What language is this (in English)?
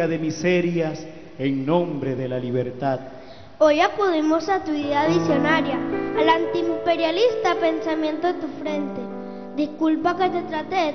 Spanish